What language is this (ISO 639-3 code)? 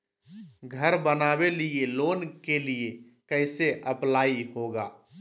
mag